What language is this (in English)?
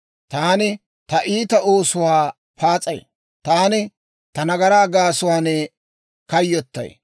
Dawro